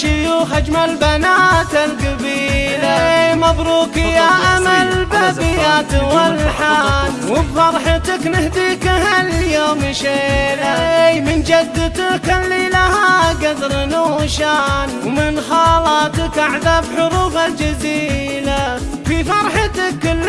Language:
Arabic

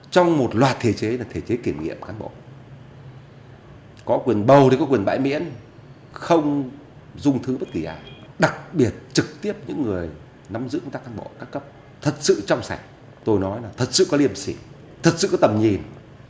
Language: Vietnamese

